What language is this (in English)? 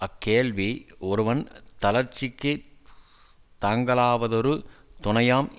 Tamil